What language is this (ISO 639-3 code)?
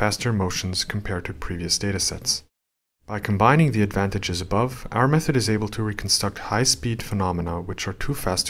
eng